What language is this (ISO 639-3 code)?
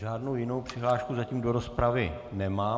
ces